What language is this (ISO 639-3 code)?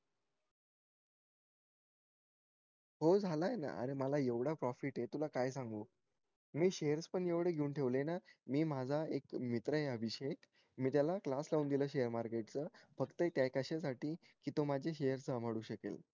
mar